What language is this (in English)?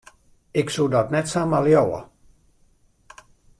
Western Frisian